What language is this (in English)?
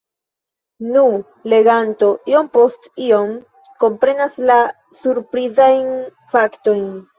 Esperanto